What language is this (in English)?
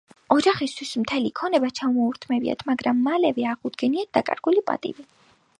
Georgian